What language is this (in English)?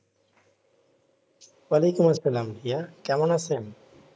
Bangla